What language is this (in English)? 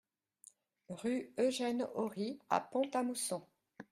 French